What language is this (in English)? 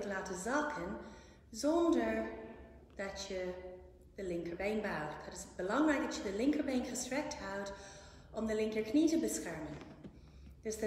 Dutch